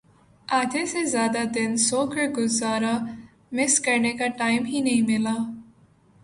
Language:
Urdu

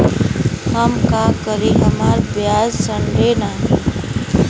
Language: Bhojpuri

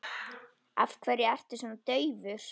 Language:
Icelandic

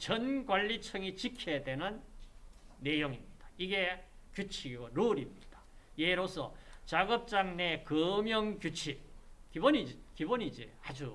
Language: Korean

